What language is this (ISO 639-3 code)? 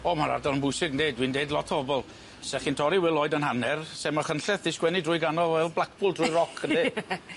cym